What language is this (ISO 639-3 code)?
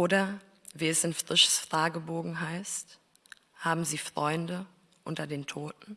deu